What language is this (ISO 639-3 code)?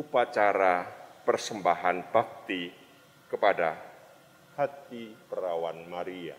ind